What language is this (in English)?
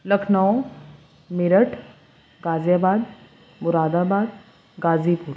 Urdu